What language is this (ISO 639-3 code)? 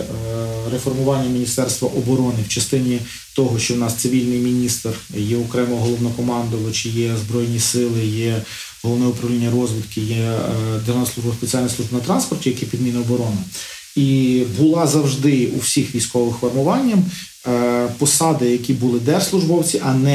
ukr